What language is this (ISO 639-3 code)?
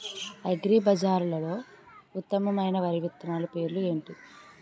tel